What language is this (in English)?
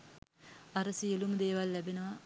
Sinhala